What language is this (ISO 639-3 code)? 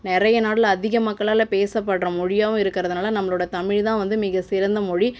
tam